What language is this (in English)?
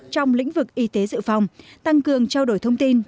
Vietnamese